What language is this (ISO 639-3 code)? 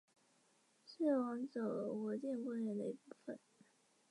zho